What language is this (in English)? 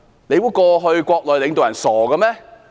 Cantonese